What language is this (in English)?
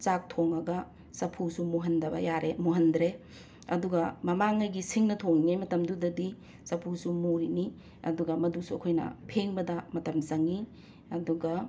Manipuri